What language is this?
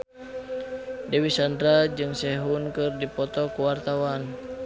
Sundanese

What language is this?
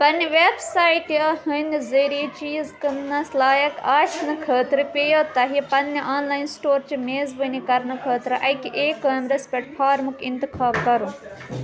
Kashmiri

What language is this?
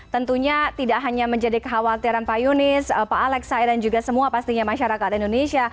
Indonesian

